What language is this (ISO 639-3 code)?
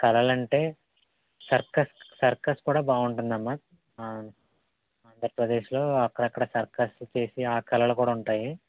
tel